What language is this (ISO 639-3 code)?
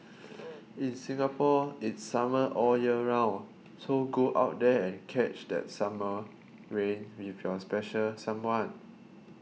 eng